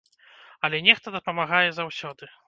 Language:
Belarusian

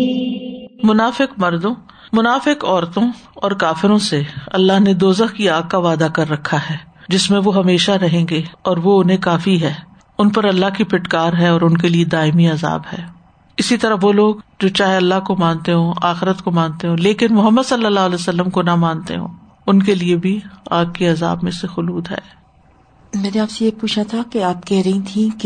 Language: Urdu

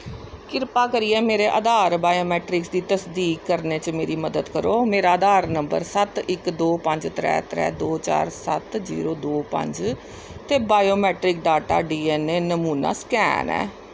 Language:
Dogri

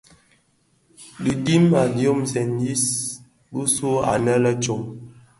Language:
Bafia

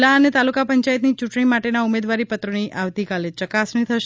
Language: Gujarati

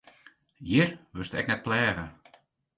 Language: Western Frisian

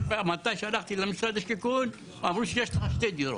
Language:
Hebrew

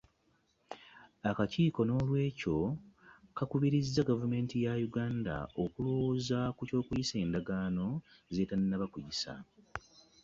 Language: Ganda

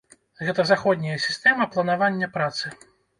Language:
Belarusian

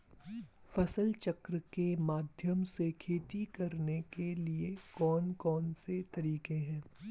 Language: Hindi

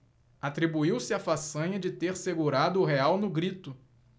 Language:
Portuguese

